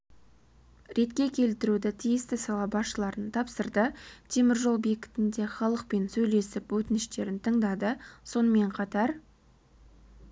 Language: Kazakh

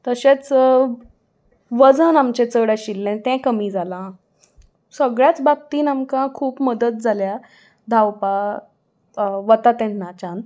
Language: Konkani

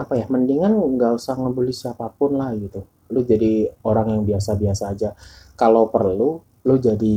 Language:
Indonesian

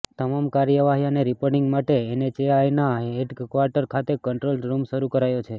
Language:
Gujarati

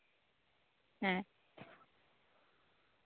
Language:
Santali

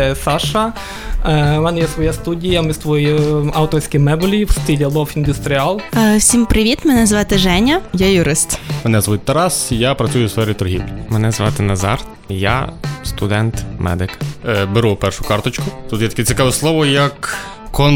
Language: Ukrainian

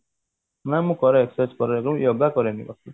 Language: Odia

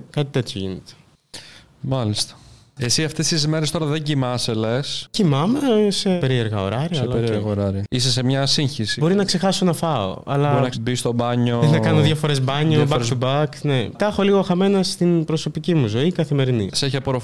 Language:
Greek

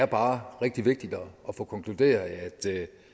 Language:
Danish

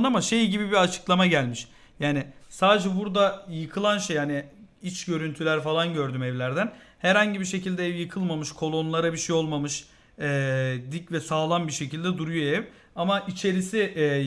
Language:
Turkish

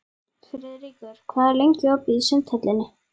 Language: Icelandic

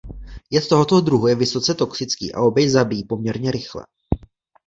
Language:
Czech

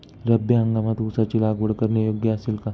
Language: Marathi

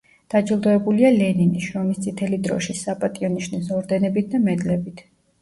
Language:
Georgian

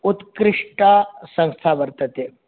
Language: Sanskrit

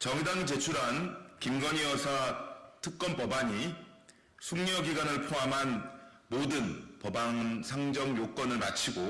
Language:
Korean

